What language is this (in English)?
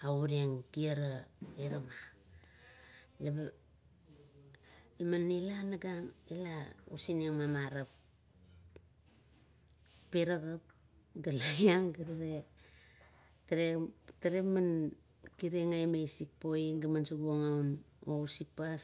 Kuot